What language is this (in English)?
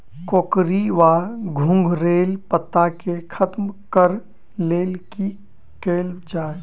Maithili